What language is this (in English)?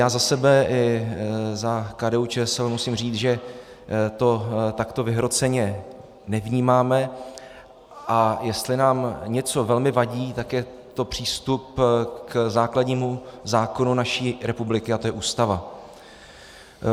Czech